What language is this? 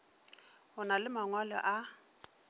Northern Sotho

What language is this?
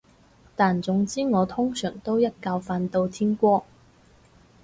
Cantonese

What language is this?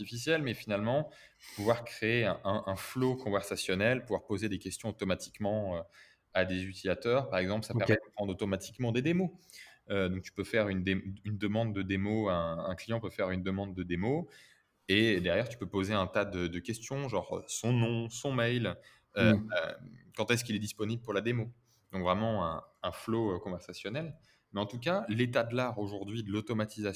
French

